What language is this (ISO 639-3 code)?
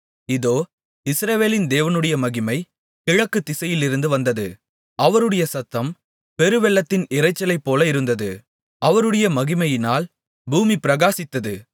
tam